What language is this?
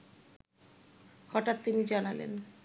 Bangla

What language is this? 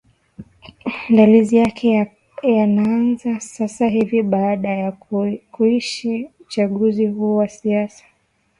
Swahili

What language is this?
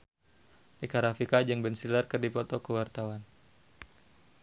Sundanese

